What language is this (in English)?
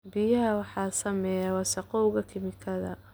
Somali